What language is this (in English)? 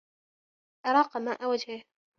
Arabic